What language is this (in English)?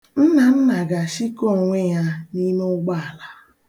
Igbo